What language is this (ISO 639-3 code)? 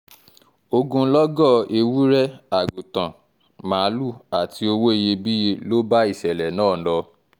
yor